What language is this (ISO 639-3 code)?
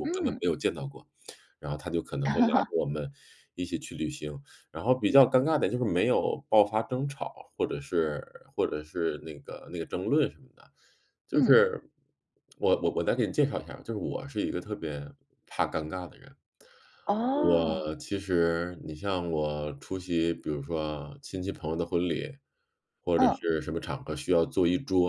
zho